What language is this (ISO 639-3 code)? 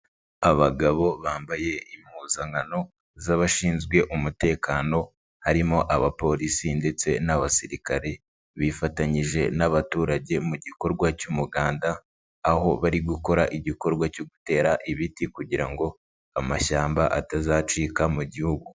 kin